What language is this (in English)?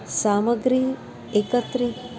Sanskrit